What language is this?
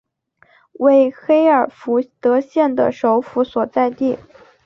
Chinese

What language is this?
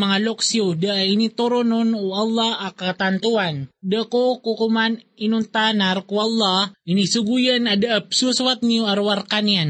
Filipino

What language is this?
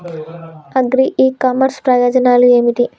Telugu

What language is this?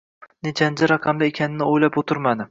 Uzbek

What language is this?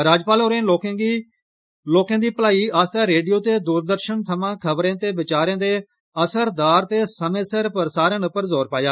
Dogri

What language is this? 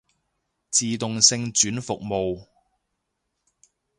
Cantonese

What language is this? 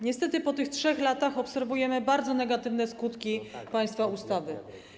Polish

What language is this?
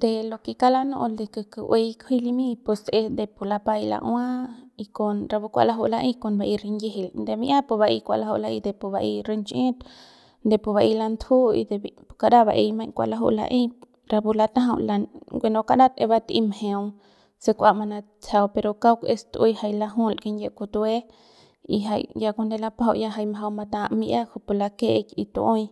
Central Pame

